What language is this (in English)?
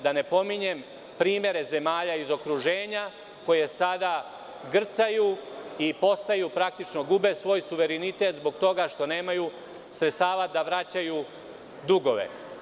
Serbian